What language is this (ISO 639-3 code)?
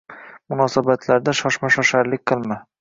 uzb